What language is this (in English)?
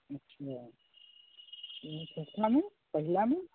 Maithili